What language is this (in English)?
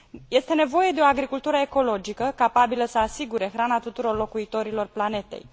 Romanian